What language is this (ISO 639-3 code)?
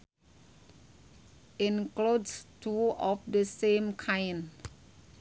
sun